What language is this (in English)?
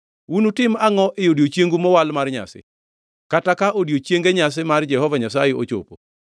Luo (Kenya and Tanzania)